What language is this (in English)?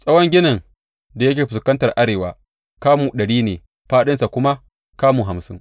Hausa